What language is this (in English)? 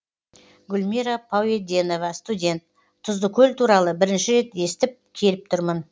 Kazakh